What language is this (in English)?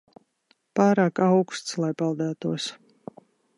Latvian